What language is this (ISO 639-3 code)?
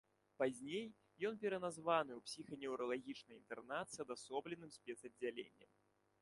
bel